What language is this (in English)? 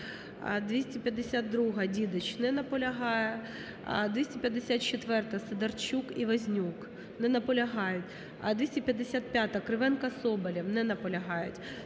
Ukrainian